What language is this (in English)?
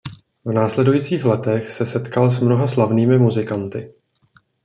Czech